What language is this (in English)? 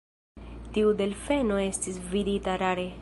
Esperanto